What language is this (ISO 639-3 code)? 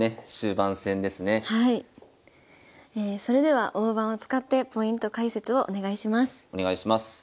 jpn